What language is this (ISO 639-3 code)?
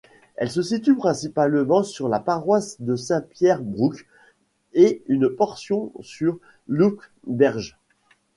fra